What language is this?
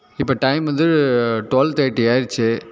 Tamil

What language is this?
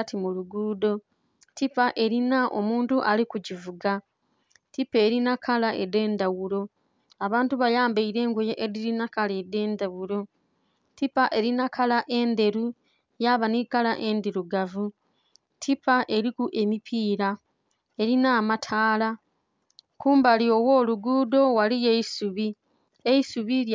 Soga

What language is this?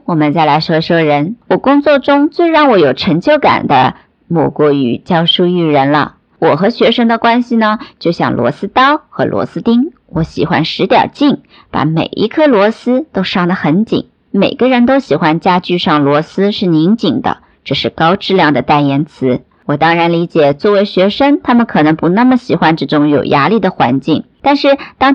Chinese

